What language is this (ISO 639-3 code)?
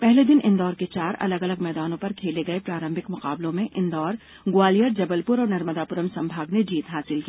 hin